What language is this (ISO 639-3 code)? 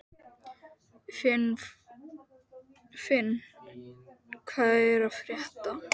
isl